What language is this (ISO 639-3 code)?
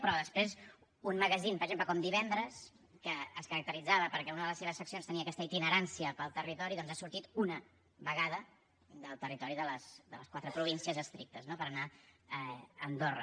cat